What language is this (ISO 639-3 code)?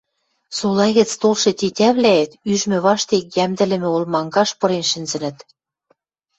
mrj